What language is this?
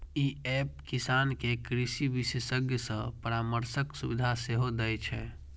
Maithili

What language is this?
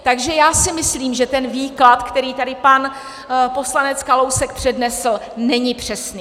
Czech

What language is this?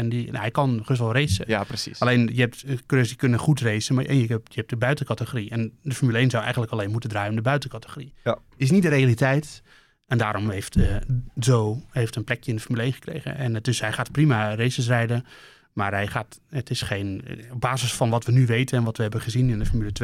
Dutch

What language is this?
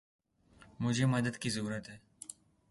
Urdu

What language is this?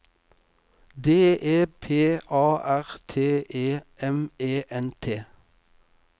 Norwegian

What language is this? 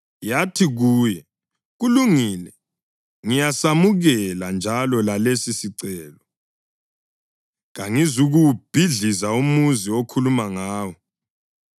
North Ndebele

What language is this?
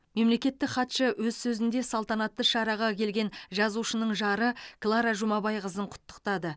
Kazakh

